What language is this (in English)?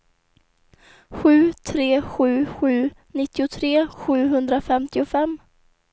Swedish